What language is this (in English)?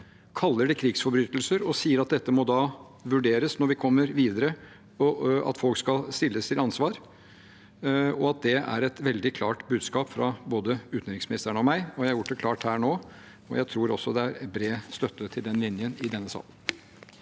Norwegian